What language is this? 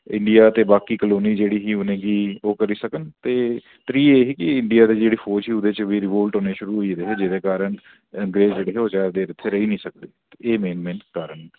Dogri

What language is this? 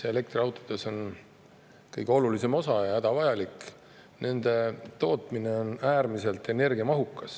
Estonian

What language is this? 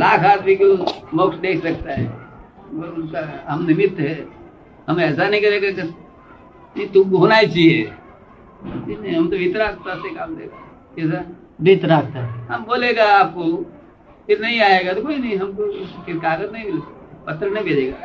Hindi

